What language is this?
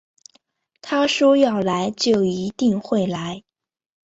Chinese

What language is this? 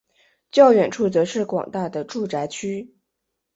Chinese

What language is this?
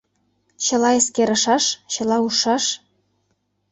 Mari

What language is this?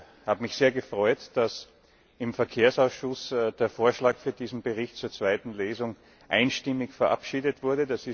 German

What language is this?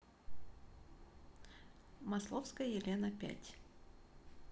Russian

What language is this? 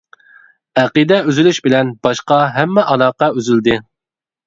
Uyghur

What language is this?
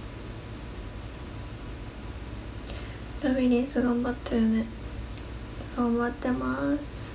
Japanese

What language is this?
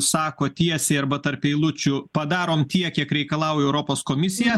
Lithuanian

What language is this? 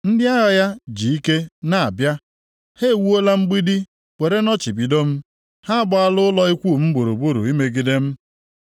Igbo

